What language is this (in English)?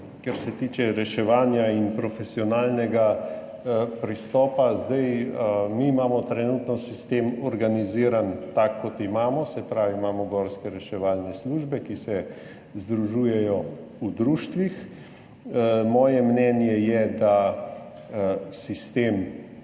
Slovenian